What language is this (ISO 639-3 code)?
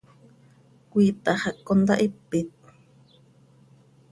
sei